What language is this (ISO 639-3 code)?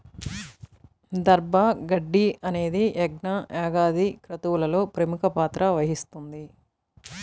tel